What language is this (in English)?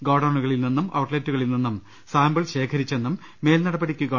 Malayalam